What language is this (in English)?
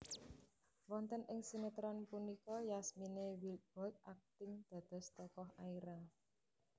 Javanese